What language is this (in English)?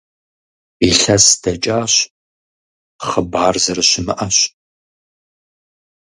Kabardian